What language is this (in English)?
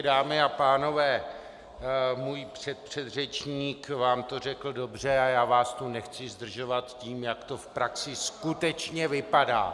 Czech